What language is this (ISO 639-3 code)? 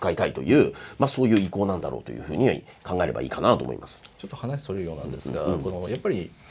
jpn